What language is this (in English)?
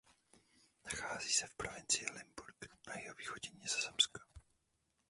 Czech